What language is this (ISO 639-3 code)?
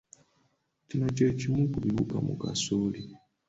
lug